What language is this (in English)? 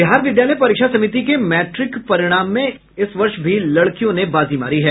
Hindi